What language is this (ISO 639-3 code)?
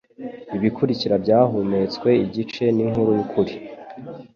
kin